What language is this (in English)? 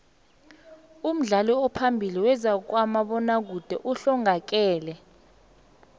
South Ndebele